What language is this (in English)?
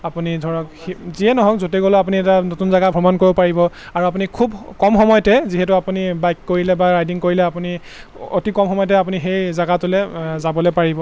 Assamese